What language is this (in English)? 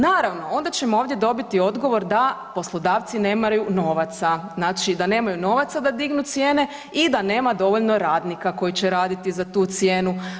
Croatian